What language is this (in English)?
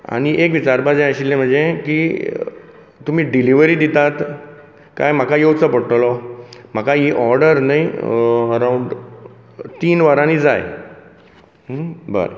Konkani